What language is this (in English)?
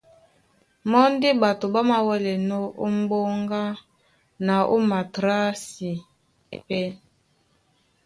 Duala